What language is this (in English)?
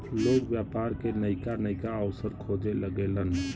Bhojpuri